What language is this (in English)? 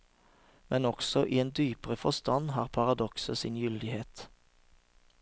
Norwegian